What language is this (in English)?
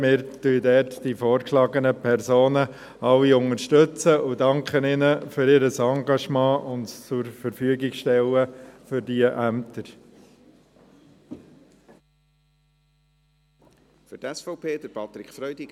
Swiss German